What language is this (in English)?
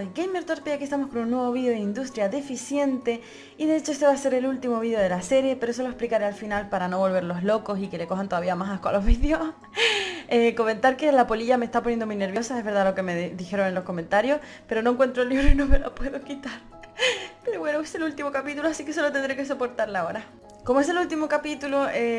Spanish